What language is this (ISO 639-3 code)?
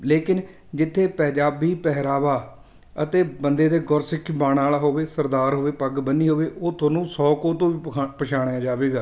pan